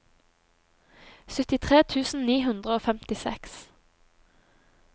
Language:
Norwegian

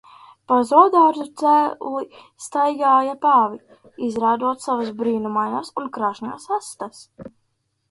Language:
Latvian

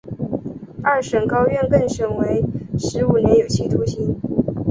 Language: Chinese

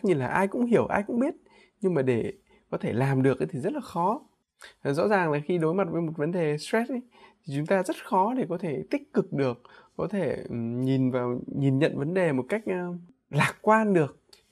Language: Vietnamese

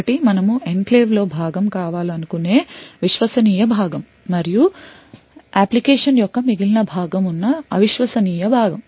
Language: Telugu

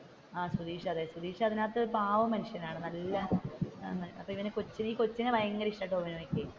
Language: Malayalam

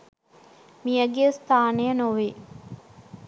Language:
Sinhala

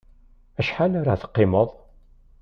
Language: Kabyle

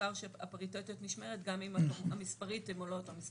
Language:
Hebrew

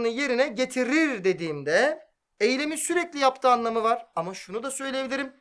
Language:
Turkish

